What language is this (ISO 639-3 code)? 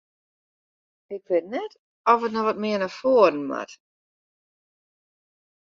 fry